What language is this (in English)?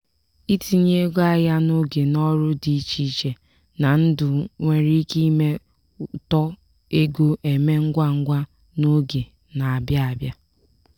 Igbo